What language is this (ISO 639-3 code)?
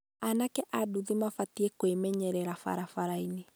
kik